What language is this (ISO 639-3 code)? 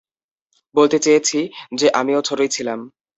ben